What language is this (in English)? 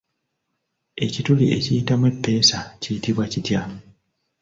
Ganda